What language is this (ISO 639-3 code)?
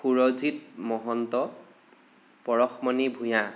asm